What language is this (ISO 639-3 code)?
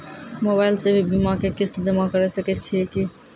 mai